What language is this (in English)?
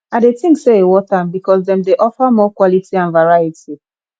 Nigerian Pidgin